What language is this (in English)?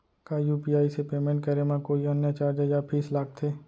Chhattisgarhi